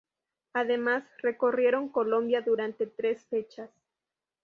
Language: Spanish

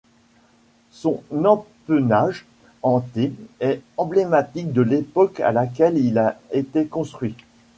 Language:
French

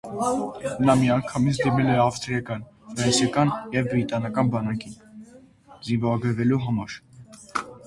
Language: Armenian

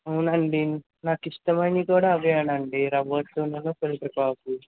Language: Telugu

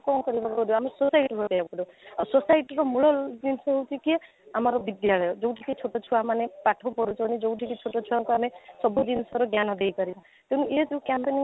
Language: Odia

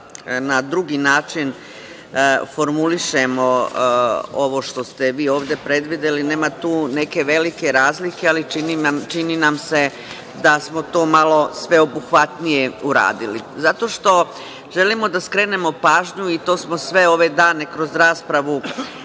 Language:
Serbian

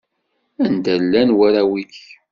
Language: Kabyle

